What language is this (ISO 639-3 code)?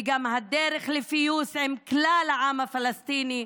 heb